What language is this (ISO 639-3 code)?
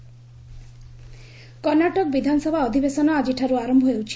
ori